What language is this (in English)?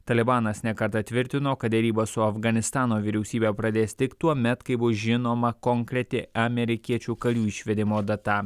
Lithuanian